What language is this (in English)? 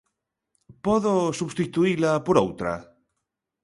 Galician